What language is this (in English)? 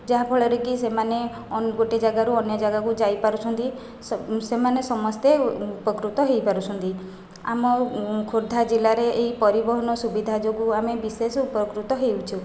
Odia